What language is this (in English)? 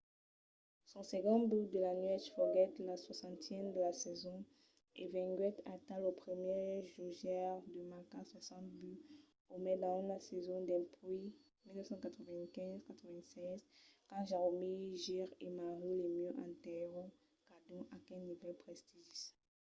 Occitan